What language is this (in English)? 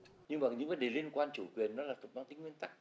Vietnamese